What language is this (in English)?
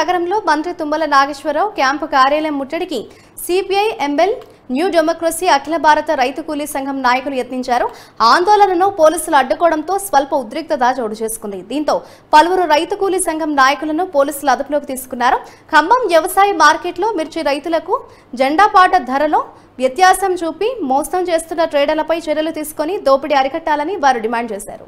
Telugu